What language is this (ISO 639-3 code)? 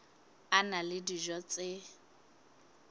sot